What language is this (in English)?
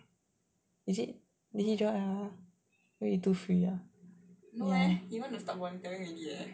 English